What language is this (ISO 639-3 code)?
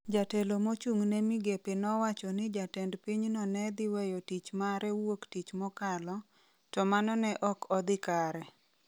luo